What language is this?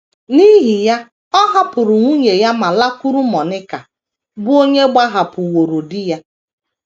Igbo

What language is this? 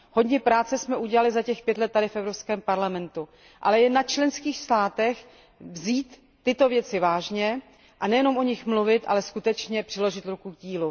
Czech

